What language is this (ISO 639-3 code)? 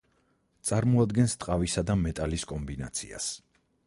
kat